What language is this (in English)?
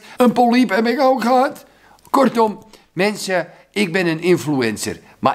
Dutch